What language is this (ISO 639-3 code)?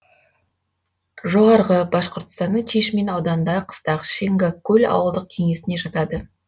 kaz